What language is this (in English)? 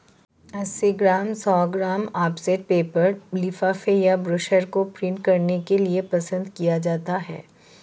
Hindi